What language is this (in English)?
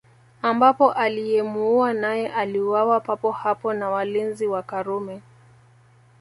Swahili